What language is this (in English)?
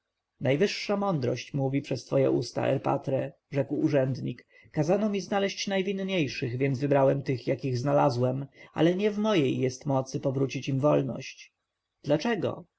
Polish